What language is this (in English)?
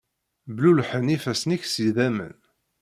Kabyle